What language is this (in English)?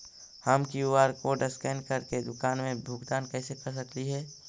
Magahi